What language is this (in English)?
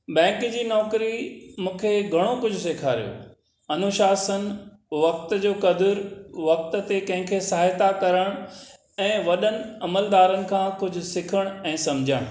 Sindhi